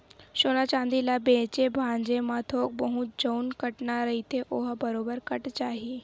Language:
Chhattisgarhi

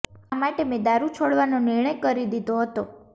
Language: Gujarati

